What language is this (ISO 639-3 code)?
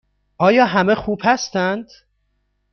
fas